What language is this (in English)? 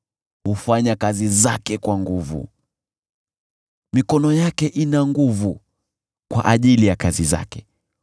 Swahili